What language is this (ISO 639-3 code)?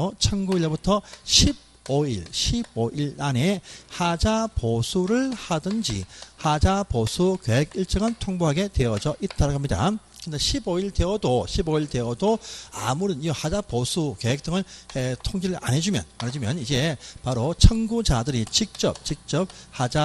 kor